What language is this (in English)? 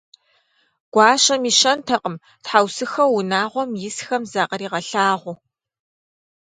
Kabardian